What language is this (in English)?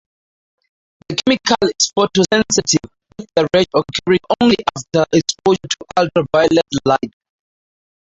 English